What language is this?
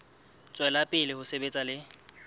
Southern Sotho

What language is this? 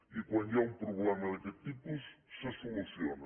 Catalan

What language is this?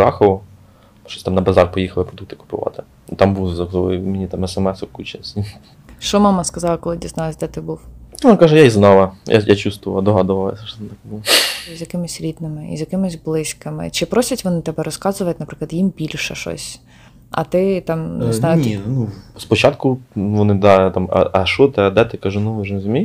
Ukrainian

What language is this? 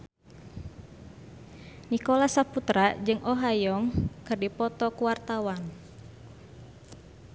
Sundanese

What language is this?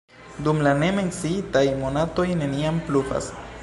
Esperanto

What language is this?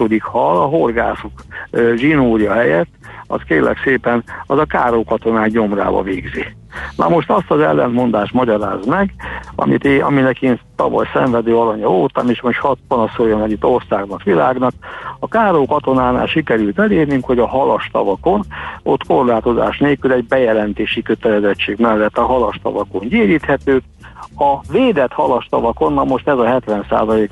Hungarian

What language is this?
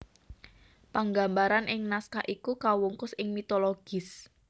Javanese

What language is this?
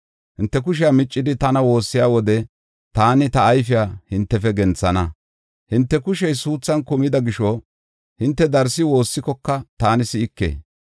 Gofa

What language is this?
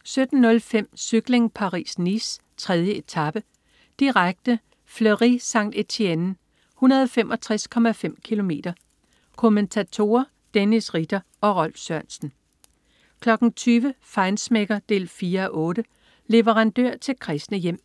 Danish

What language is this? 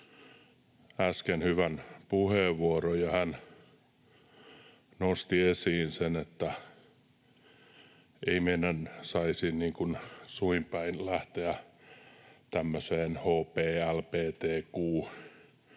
Finnish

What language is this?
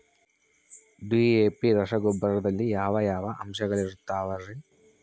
Kannada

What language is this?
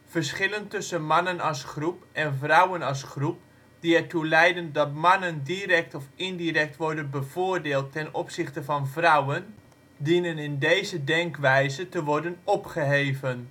Dutch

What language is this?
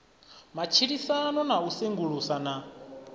Venda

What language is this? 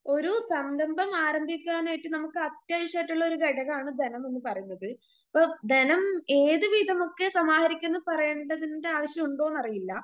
Malayalam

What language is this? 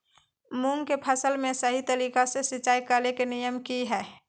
Magahi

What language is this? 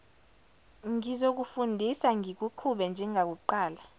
Zulu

